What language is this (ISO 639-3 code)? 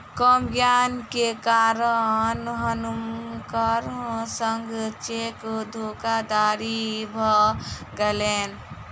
mai